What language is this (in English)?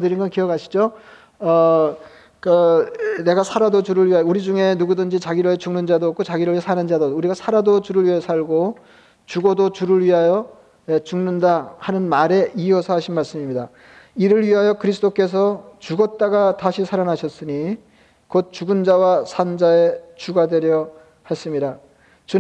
Korean